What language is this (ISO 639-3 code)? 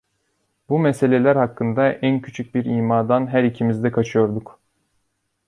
tur